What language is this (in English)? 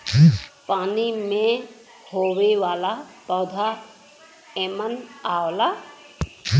Bhojpuri